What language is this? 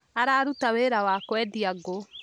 Kikuyu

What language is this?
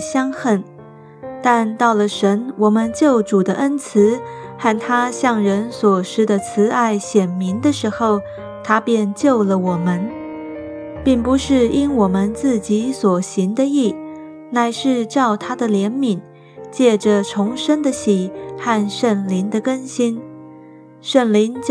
Chinese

